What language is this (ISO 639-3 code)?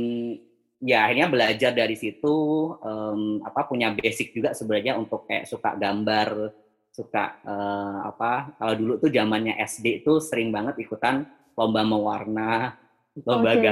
ind